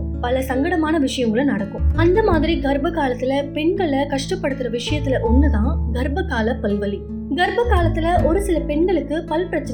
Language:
Tamil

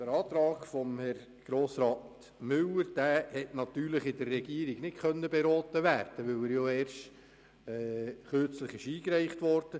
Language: Swiss German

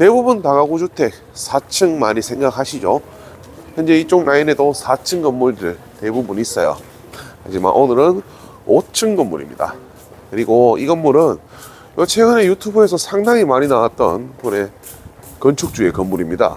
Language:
Korean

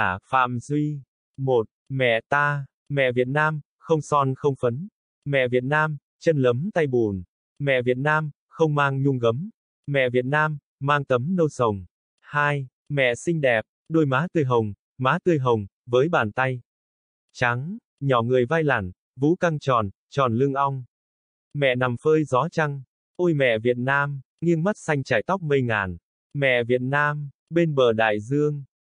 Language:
Vietnamese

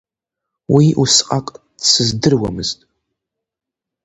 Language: Abkhazian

